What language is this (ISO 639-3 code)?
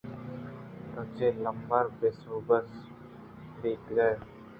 bgp